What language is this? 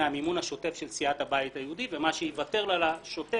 Hebrew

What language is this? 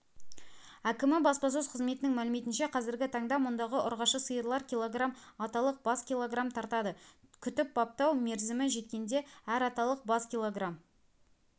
Kazakh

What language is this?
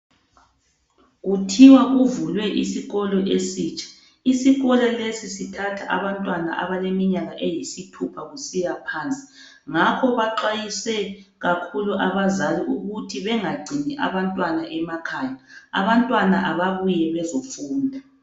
North Ndebele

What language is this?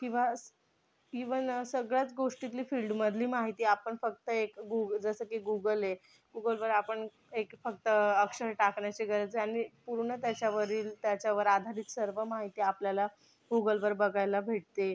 Marathi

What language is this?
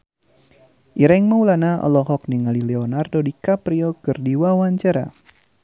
Sundanese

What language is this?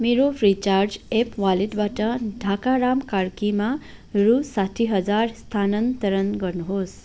Nepali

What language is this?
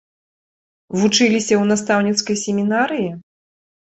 Belarusian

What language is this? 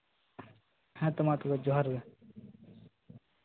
Santali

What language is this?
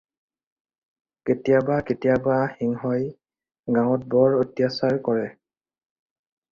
Assamese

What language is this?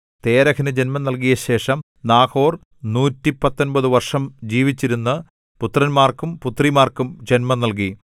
Malayalam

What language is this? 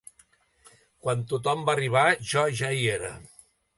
Catalan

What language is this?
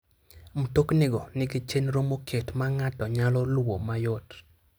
Luo (Kenya and Tanzania)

